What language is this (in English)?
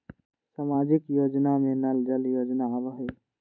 Magahi